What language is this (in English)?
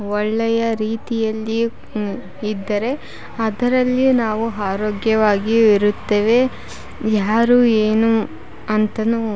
Kannada